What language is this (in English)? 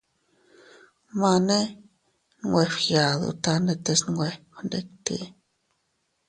Teutila Cuicatec